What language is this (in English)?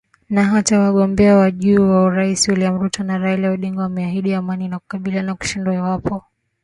Swahili